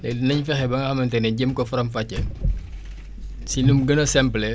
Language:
Wolof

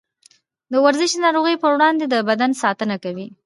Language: Pashto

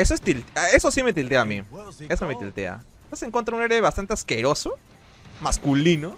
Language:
Spanish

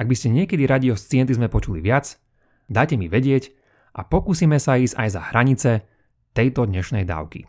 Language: Slovak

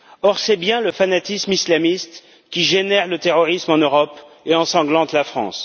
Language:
French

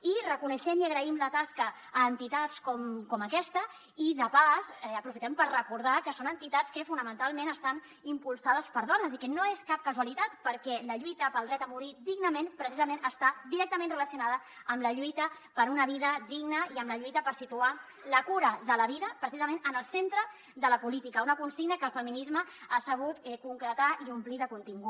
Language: Catalan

